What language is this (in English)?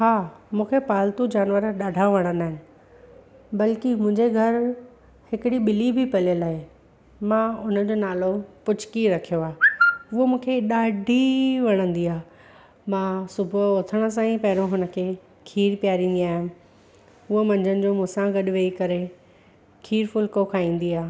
Sindhi